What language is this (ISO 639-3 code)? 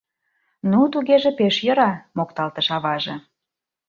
chm